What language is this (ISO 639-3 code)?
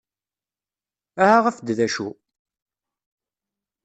kab